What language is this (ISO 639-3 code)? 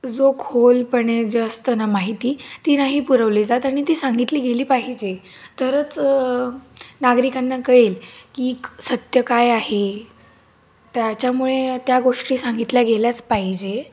mar